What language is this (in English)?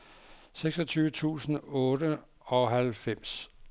Danish